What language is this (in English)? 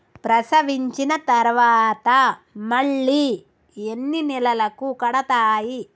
Telugu